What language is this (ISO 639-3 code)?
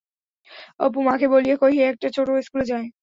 ben